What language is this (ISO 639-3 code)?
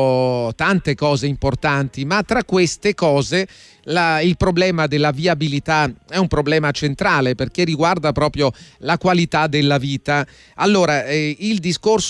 ita